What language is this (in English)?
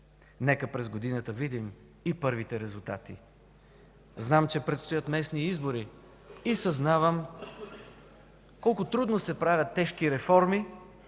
Bulgarian